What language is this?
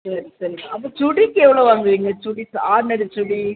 Tamil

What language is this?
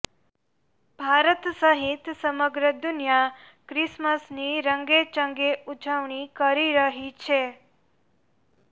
Gujarati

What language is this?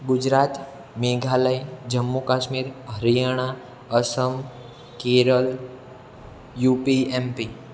Gujarati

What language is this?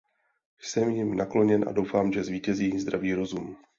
Czech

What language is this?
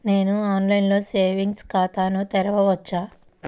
Telugu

